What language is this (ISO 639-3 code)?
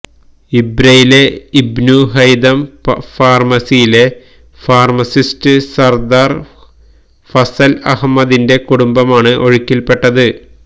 mal